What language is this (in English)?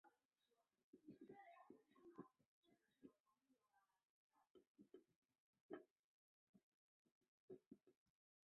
Chinese